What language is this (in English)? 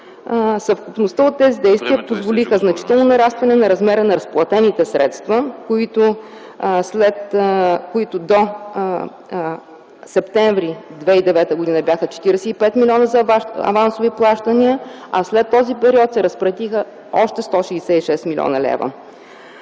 Bulgarian